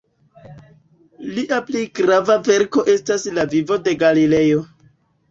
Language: Esperanto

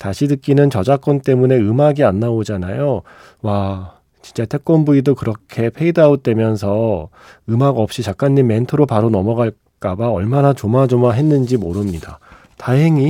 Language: Korean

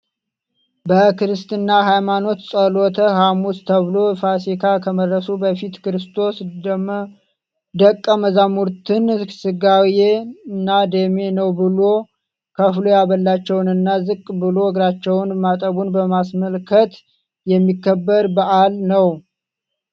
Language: Amharic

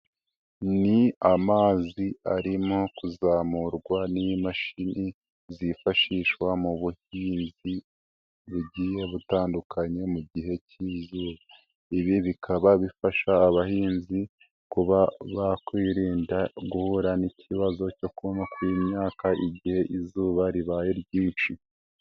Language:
Kinyarwanda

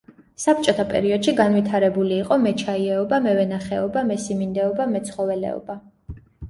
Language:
Georgian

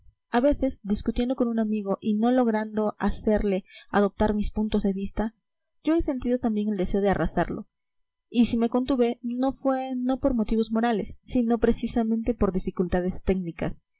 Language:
Spanish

